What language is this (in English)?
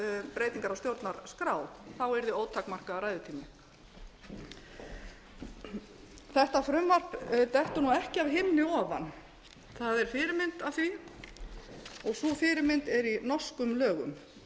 Icelandic